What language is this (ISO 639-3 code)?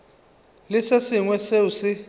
nso